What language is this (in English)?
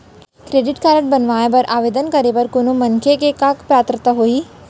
Chhattisgarhi